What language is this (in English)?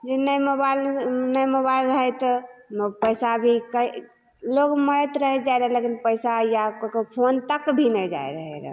Maithili